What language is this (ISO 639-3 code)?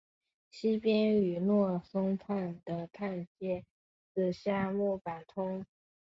zho